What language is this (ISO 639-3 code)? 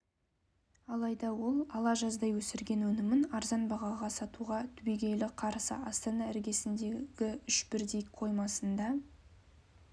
kaz